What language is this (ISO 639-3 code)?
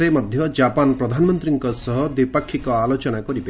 ori